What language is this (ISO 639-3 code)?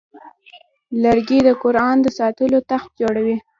pus